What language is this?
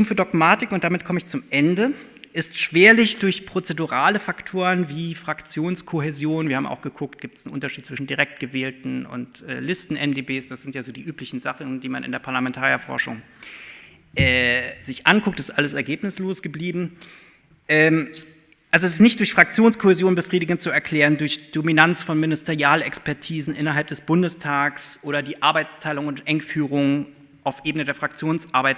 German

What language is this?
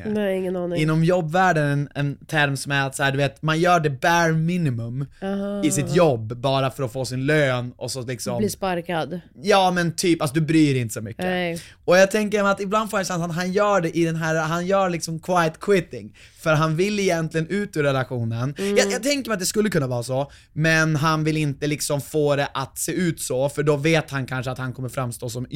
Swedish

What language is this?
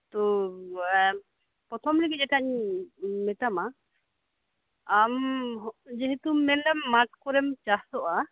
Santali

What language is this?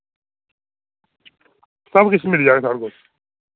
Dogri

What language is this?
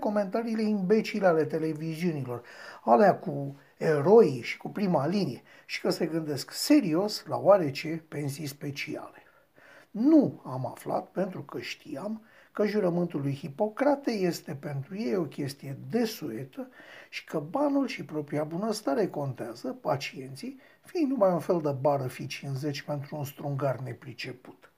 Romanian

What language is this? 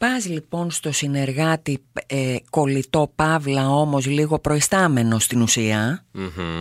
Greek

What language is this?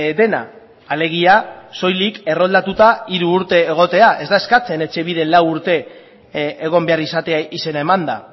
Basque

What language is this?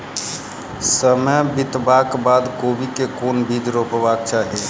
Maithili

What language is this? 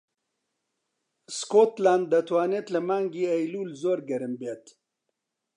Central Kurdish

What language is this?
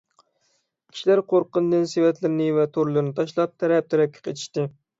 Uyghur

